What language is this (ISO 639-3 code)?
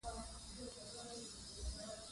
pus